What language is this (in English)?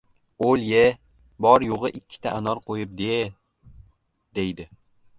Uzbek